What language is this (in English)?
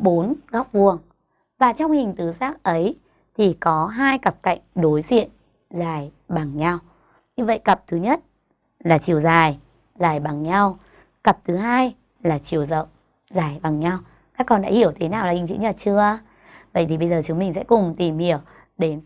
Vietnamese